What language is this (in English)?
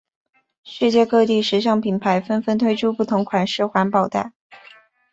Chinese